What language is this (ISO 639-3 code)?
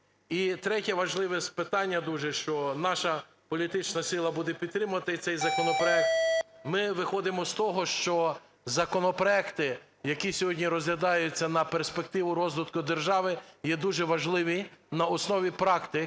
ukr